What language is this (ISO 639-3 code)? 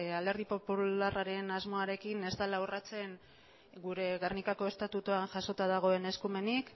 eus